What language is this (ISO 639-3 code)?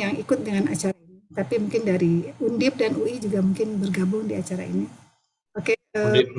ind